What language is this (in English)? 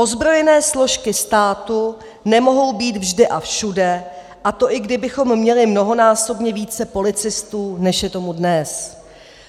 Czech